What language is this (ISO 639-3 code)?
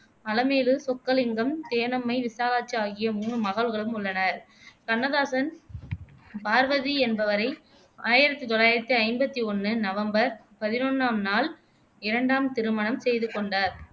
tam